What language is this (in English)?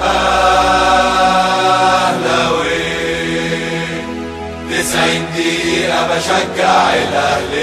Arabic